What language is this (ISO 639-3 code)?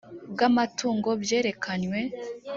kin